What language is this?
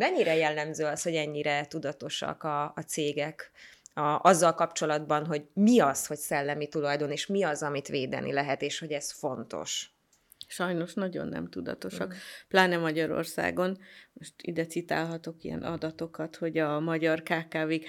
Hungarian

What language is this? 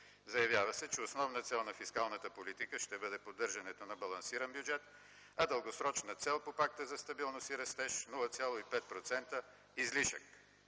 Bulgarian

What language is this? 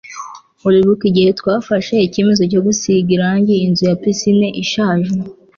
Kinyarwanda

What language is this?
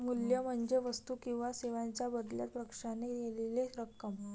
Marathi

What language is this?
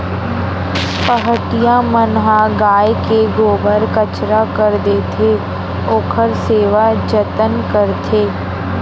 Chhattisgarhi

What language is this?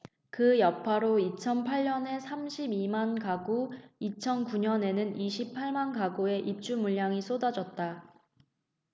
Korean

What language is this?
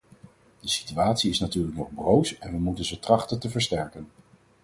Dutch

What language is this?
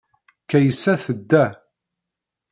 Kabyle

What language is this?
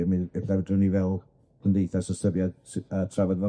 Welsh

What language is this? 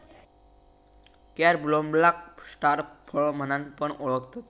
Marathi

